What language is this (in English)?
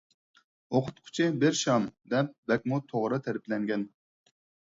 Uyghur